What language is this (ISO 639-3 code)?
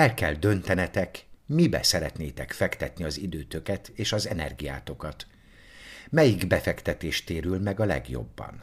hun